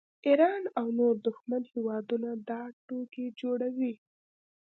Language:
Pashto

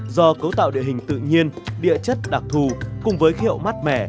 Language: Vietnamese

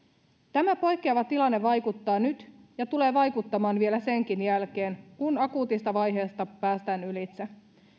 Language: Finnish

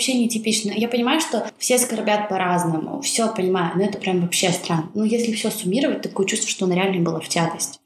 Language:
Russian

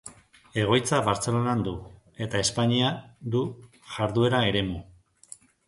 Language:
Basque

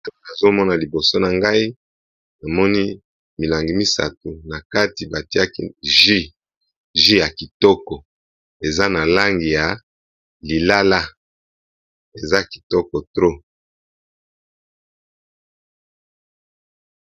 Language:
Lingala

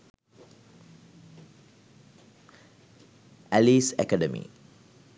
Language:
Sinhala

